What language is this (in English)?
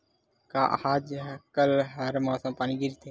Chhattisgarhi